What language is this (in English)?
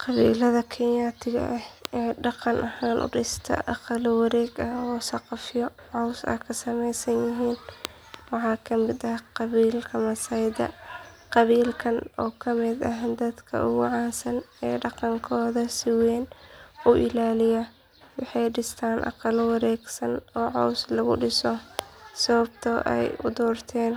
Somali